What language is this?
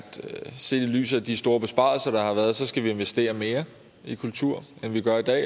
Danish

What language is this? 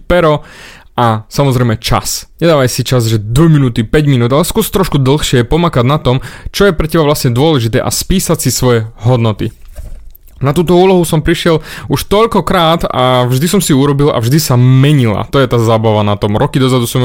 Slovak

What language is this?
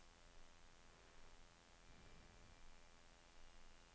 Danish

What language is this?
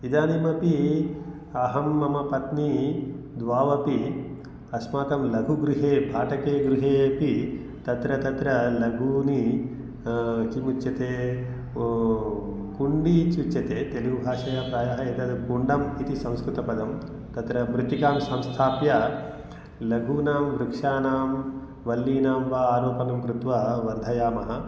Sanskrit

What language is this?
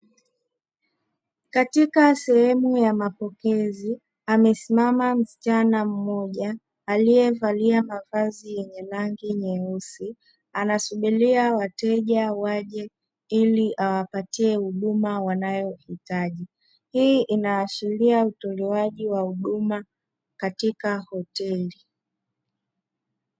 Swahili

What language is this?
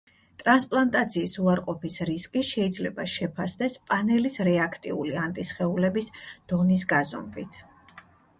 Georgian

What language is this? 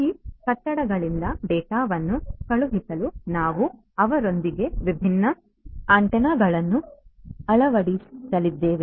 Kannada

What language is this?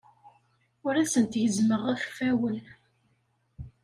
Kabyle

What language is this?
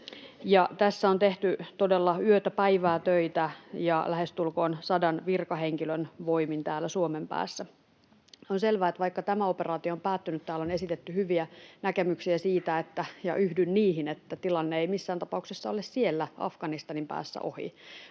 Finnish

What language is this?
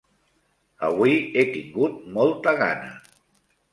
Catalan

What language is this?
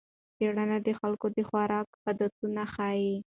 Pashto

